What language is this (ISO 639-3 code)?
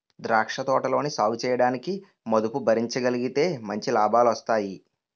tel